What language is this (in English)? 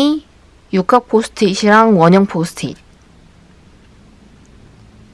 Korean